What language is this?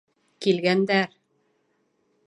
Bashkir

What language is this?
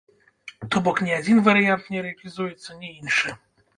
Belarusian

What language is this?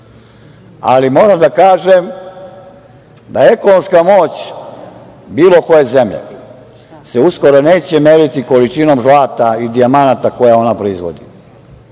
Serbian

